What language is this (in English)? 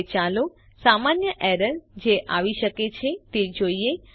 Gujarati